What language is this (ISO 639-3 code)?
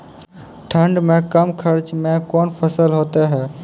mai